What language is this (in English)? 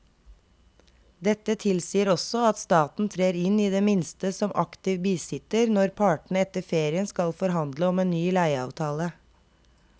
Norwegian